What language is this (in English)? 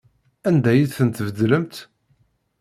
Kabyle